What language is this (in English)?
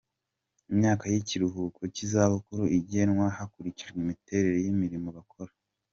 Kinyarwanda